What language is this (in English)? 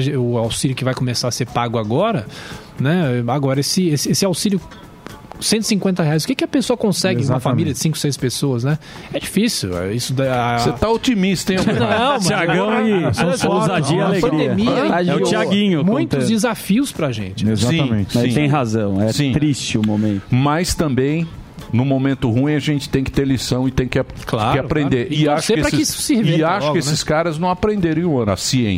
Portuguese